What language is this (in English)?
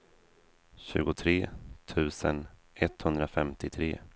Swedish